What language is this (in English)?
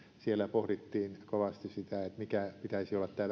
Finnish